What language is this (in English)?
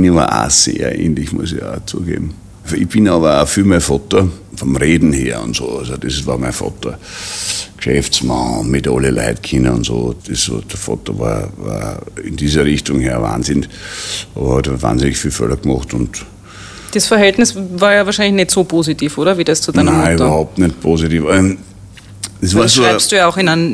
German